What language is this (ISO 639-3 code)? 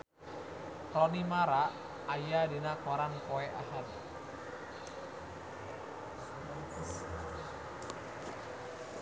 sun